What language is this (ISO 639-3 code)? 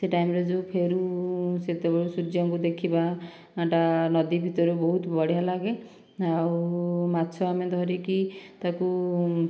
ori